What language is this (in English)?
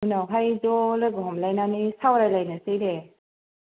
Bodo